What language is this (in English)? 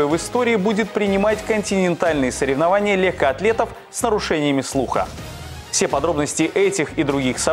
Russian